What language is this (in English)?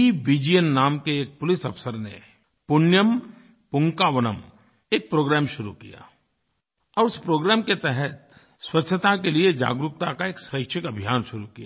Hindi